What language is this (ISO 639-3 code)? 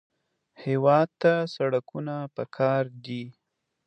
pus